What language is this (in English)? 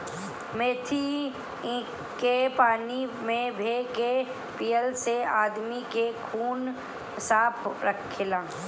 Bhojpuri